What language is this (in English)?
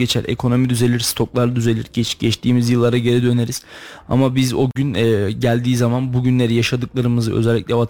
Turkish